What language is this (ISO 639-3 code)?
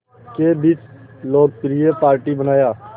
hin